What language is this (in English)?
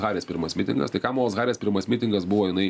Lithuanian